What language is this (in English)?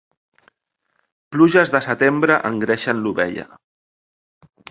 Catalan